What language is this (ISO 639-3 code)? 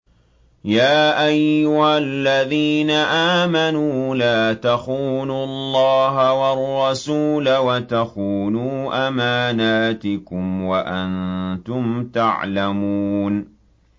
ara